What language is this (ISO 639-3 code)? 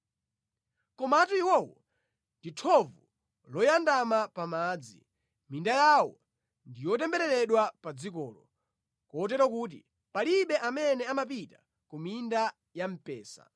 nya